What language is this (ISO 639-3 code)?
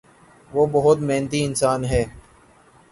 urd